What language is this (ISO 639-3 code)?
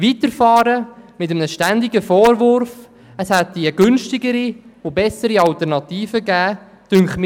gsw